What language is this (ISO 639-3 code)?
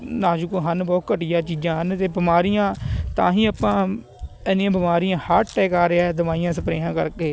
pan